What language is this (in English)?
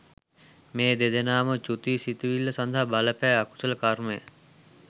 Sinhala